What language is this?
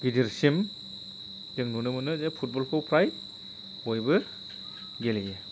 Bodo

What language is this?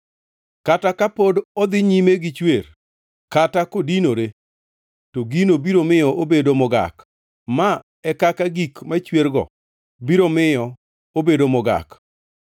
Luo (Kenya and Tanzania)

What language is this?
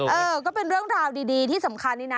Thai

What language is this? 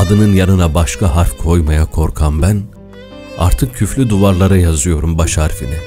Turkish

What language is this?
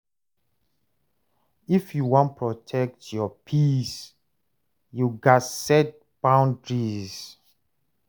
Nigerian Pidgin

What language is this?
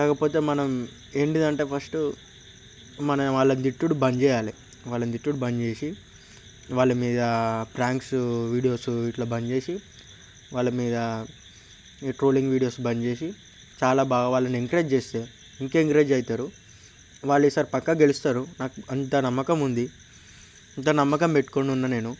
Telugu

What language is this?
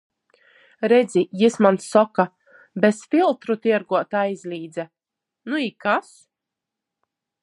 Latgalian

